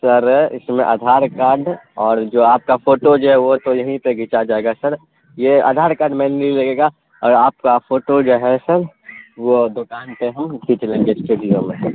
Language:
Urdu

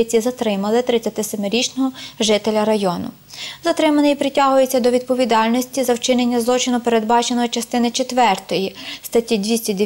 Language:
Ukrainian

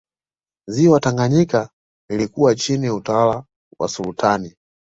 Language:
Swahili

